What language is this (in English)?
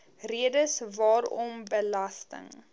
Afrikaans